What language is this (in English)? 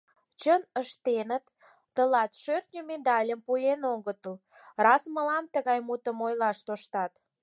Mari